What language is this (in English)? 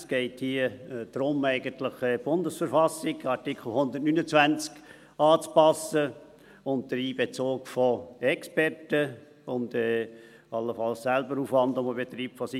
Swiss German